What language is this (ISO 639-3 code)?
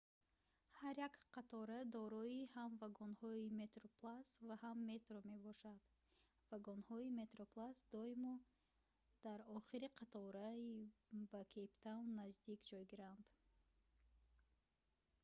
tgk